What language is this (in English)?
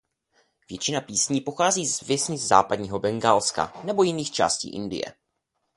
Czech